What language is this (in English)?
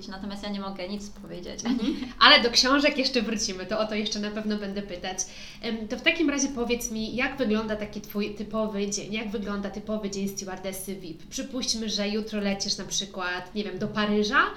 Polish